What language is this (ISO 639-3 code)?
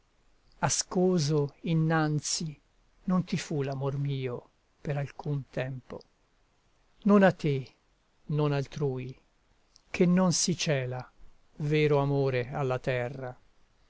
ita